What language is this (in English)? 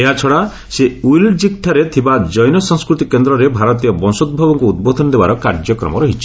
Odia